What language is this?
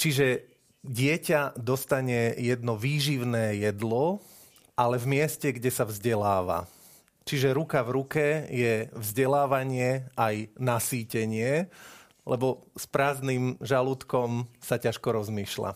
Slovak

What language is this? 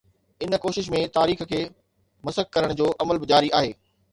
Sindhi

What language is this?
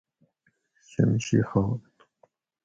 Gawri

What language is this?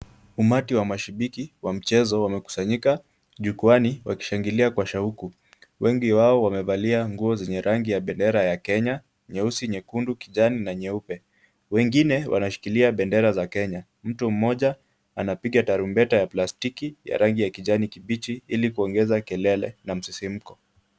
Swahili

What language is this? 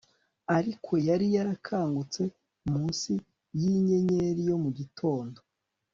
Kinyarwanda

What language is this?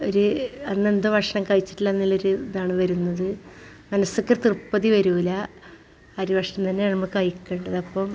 Malayalam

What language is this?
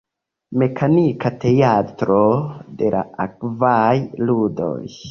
Esperanto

